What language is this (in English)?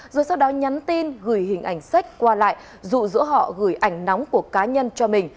Vietnamese